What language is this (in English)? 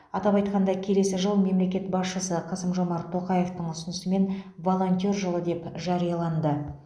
Kazakh